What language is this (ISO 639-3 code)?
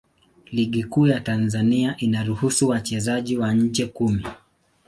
swa